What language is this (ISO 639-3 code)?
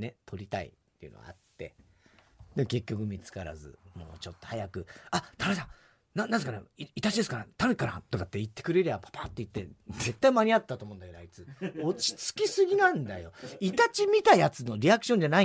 jpn